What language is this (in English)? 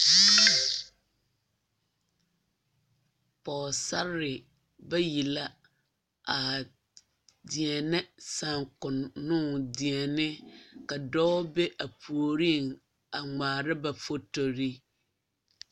Southern Dagaare